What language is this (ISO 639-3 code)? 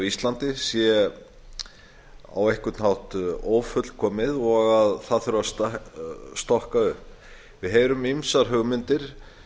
isl